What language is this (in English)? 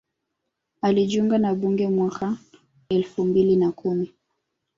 Swahili